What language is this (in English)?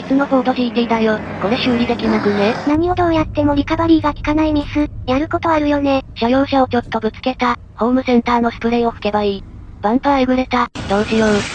Japanese